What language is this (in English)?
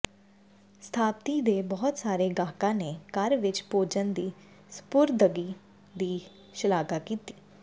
Punjabi